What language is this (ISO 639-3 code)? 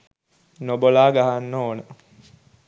sin